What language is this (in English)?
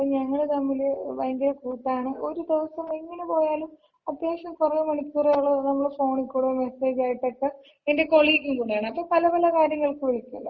Malayalam